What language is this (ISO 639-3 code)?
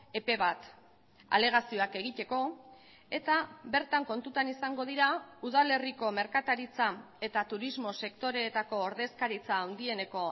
eus